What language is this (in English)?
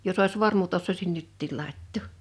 Finnish